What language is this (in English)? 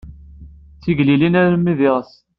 Kabyle